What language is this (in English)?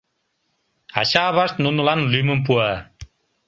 Mari